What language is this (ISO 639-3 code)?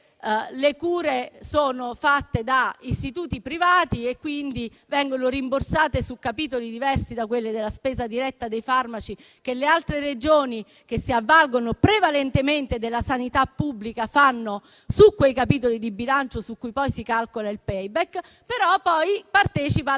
ita